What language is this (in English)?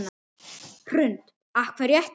Icelandic